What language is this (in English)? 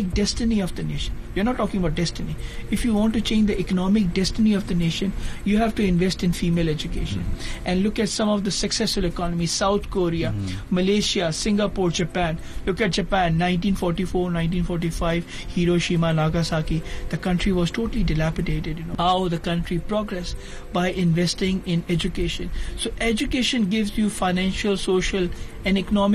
Malay